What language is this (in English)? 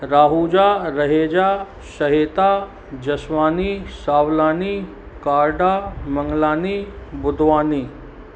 Sindhi